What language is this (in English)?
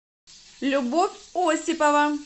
Russian